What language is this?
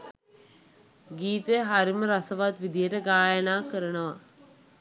Sinhala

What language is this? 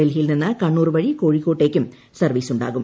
Malayalam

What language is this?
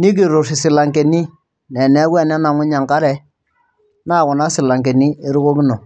Masai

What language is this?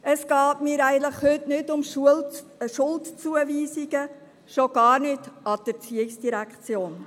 Swiss German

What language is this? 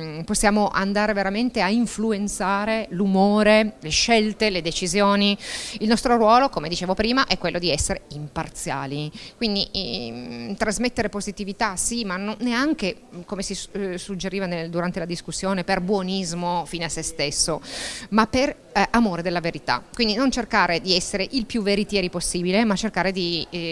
Italian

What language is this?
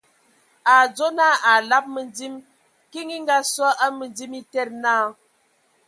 Ewondo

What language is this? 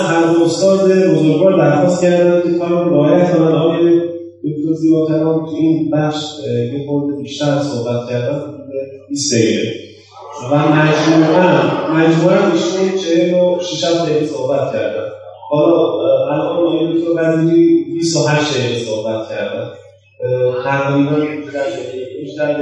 Persian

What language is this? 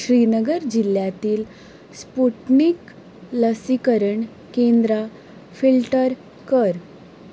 Konkani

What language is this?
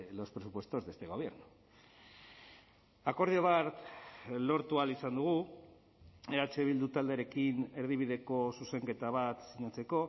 Basque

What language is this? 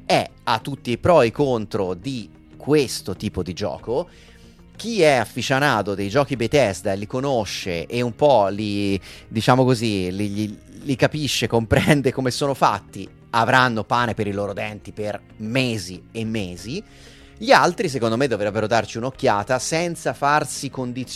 Italian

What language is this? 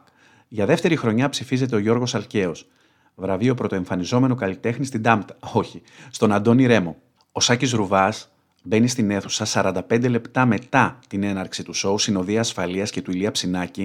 Greek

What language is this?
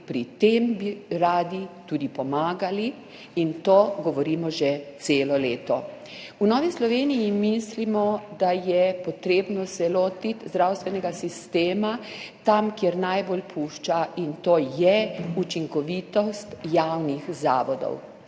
Slovenian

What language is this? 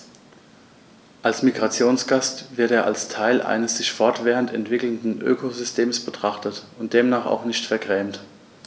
German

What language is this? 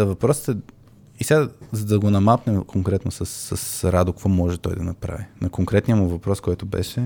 Bulgarian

